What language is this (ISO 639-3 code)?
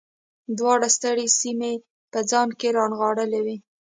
pus